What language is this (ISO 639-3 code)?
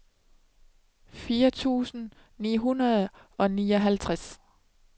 dan